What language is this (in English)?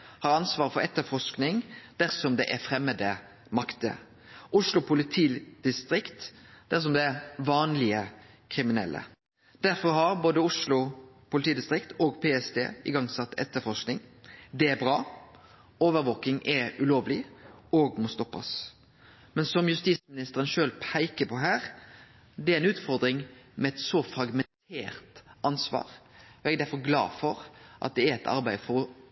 Norwegian Nynorsk